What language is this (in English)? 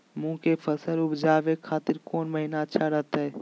Magahi